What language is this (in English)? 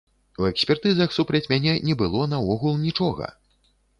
Belarusian